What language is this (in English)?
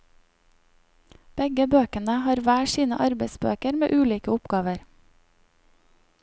Norwegian